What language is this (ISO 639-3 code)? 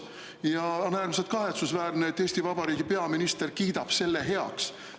est